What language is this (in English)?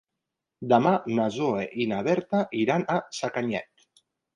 Catalan